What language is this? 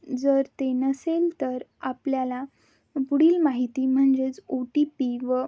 Marathi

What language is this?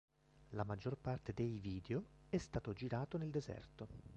Italian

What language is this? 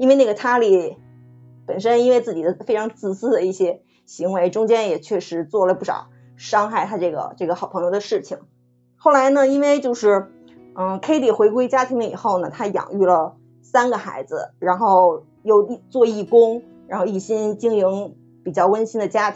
Chinese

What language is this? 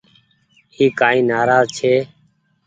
Goaria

